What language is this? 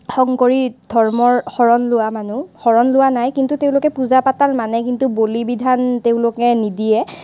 Assamese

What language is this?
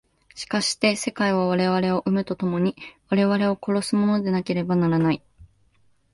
Japanese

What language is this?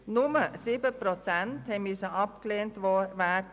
Swiss German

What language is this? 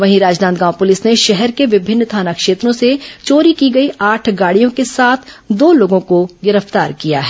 Hindi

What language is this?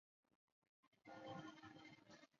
Chinese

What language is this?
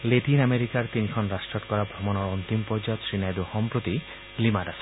Assamese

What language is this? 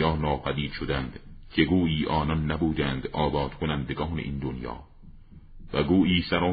Persian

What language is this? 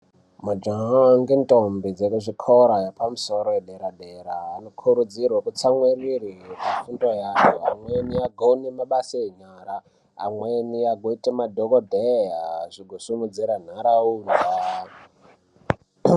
Ndau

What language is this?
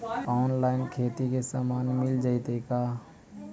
Magahi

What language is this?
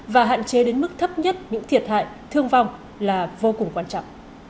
Vietnamese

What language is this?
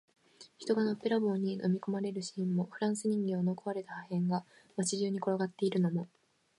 Japanese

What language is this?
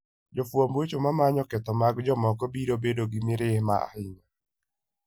Luo (Kenya and Tanzania)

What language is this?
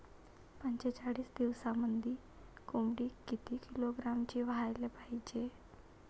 Marathi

